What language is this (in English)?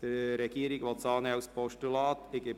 Swiss German